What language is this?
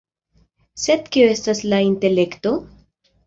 Esperanto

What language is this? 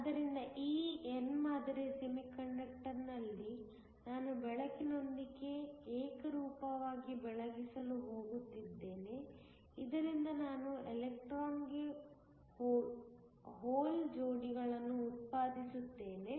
Kannada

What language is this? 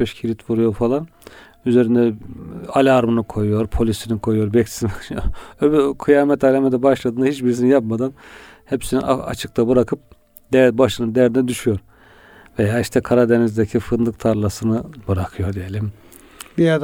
Turkish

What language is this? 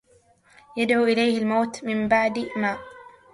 Arabic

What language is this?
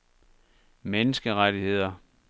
Danish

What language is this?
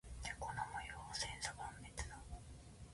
Japanese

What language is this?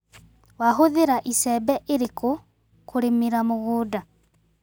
Kikuyu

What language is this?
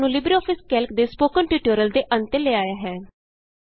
Punjabi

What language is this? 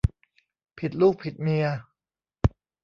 Thai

